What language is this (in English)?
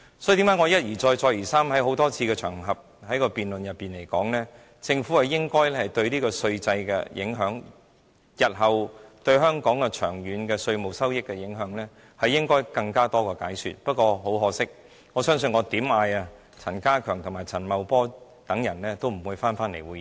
Cantonese